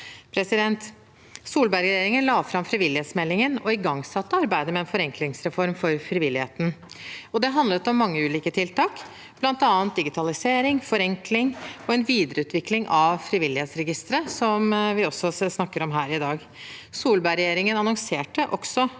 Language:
Norwegian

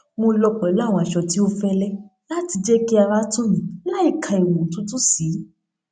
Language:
Yoruba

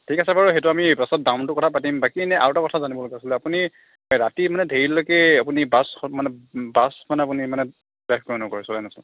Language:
Assamese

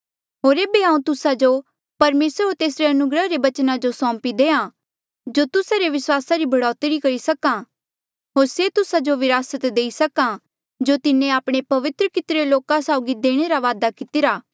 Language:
Mandeali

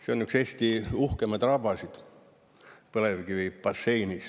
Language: Estonian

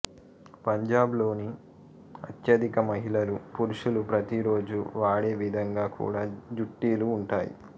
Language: Telugu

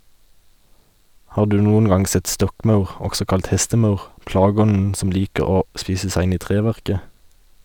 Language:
Norwegian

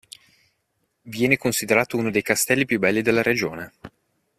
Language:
Italian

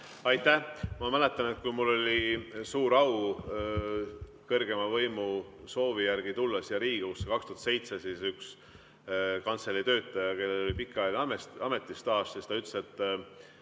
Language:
Estonian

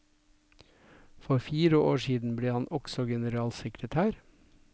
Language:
Norwegian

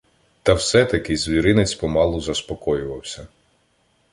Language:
Ukrainian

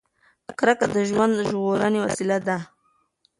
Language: Pashto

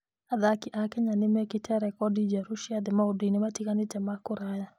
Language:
Kikuyu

